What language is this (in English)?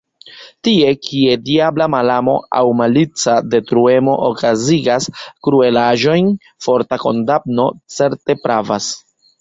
Esperanto